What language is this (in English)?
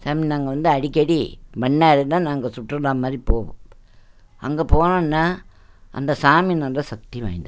Tamil